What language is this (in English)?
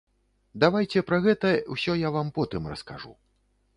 Belarusian